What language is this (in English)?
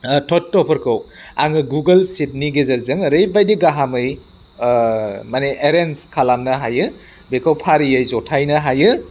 Bodo